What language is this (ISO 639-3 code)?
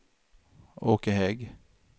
swe